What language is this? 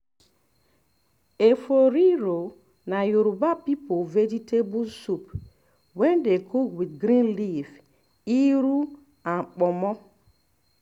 Nigerian Pidgin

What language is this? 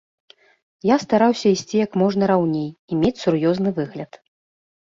Belarusian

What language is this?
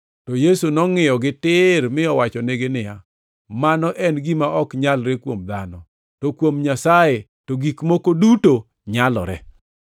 Luo (Kenya and Tanzania)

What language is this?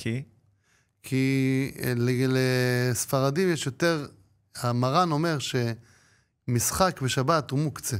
Hebrew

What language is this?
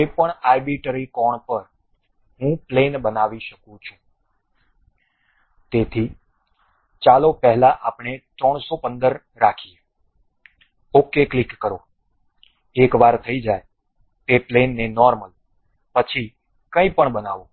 Gujarati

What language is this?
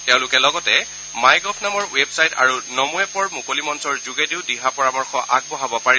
Assamese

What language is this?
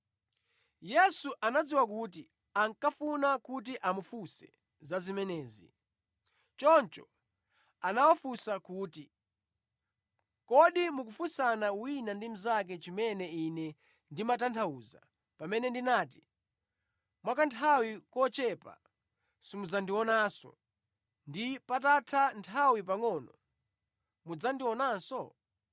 Nyanja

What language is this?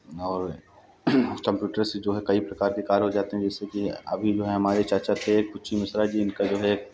Hindi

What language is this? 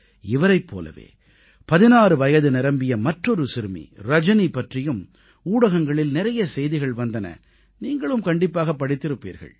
Tamil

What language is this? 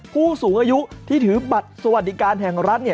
Thai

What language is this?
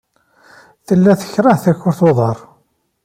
Kabyle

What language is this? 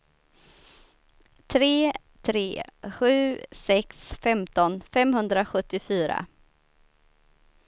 Swedish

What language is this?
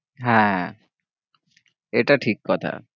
Bangla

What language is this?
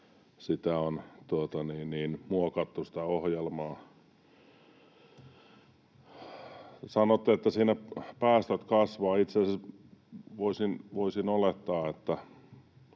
Finnish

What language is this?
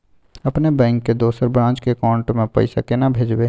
Maithili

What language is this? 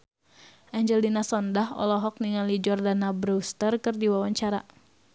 Sundanese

